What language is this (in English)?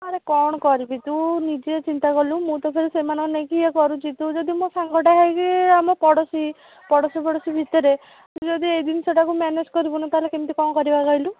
Odia